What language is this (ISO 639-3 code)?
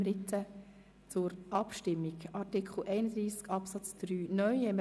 gsw